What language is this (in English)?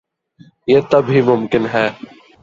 Urdu